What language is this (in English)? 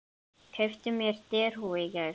Icelandic